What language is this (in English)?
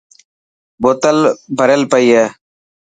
Dhatki